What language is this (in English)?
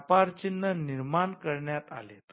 Marathi